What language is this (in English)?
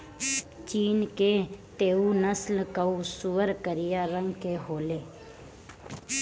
Bhojpuri